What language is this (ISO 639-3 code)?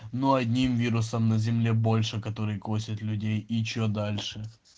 rus